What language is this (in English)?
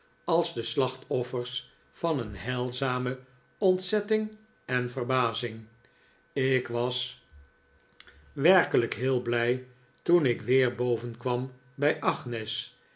Dutch